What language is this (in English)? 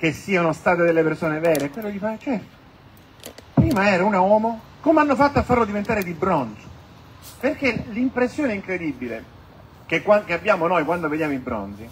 Italian